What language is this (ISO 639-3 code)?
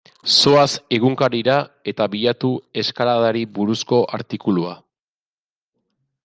eus